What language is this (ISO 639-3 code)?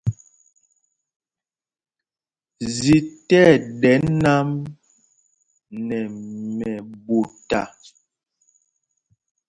mgg